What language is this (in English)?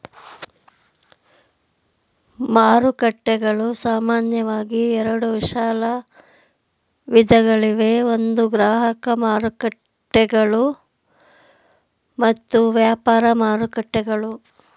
Kannada